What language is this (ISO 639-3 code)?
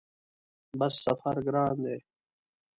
pus